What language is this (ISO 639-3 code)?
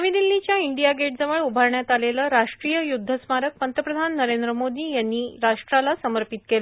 mar